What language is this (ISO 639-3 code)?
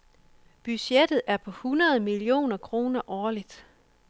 dan